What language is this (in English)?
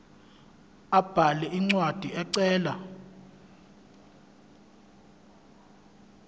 Zulu